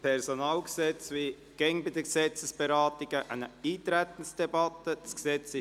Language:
Swiss German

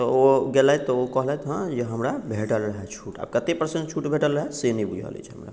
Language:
Maithili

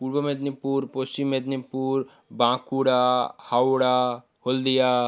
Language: Bangla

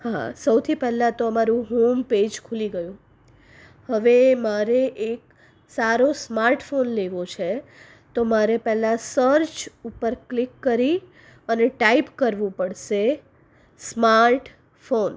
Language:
Gujarati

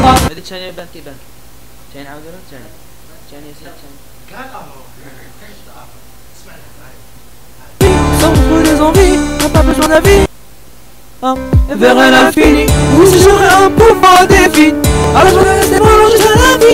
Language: French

